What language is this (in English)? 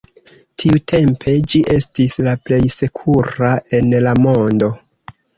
Esperanto